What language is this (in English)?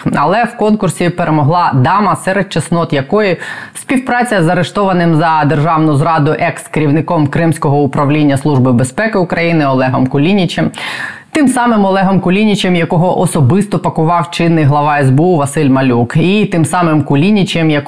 Ukrainian